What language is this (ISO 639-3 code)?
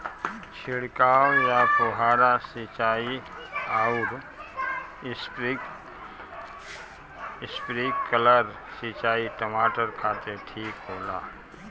bho